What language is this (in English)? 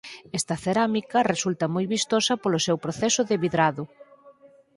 Galician